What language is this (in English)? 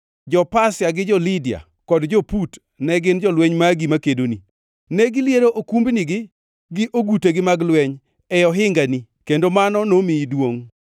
Luo (Kenya and Tanzania)